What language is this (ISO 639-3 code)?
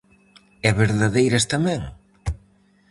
glg